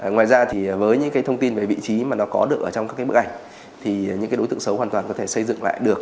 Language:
Vietnamese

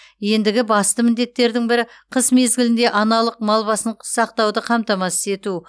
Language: Kazakh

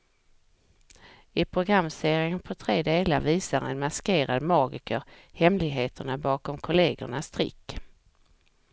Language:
Swedish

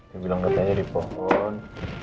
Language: Indonesian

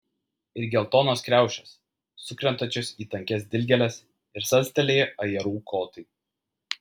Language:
Lithuanian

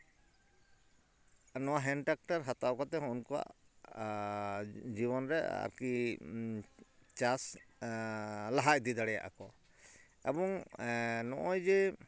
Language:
Santali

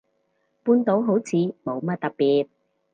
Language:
Cantonese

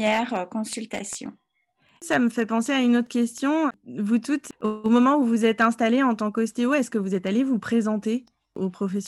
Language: French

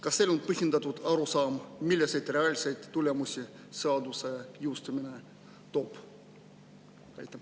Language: Estonian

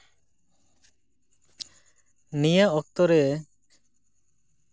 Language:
Santali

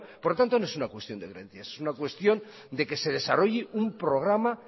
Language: Spanish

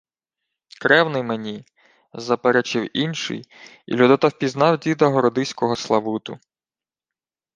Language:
Ukrainian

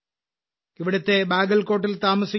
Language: Malayalam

